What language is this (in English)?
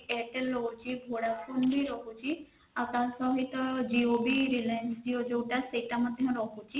Odia